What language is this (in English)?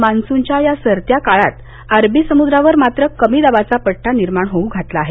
Marathi